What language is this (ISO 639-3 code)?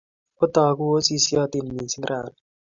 kln